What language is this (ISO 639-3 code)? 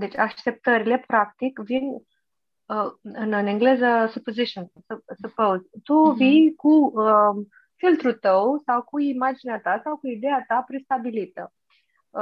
ron